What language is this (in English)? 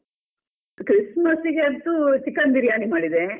Kannada